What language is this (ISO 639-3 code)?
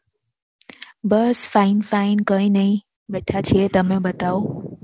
guj